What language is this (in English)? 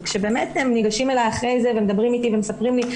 Hebrew